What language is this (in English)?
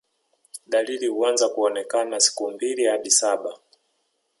Swahili